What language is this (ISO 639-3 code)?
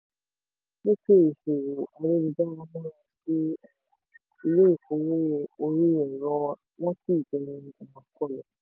yor